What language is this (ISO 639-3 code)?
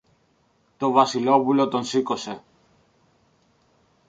ell